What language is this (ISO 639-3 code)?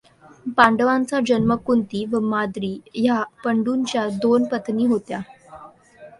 mar